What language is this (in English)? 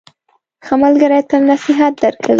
Pashto